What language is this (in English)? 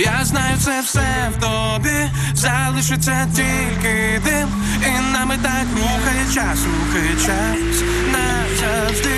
Ukrainian